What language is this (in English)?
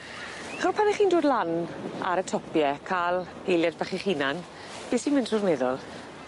Welsh